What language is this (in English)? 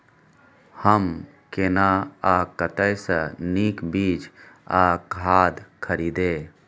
Maithili